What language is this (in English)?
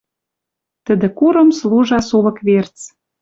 Western Mari